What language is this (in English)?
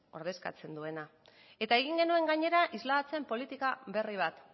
Basque